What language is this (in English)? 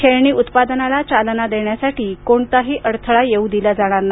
Marathi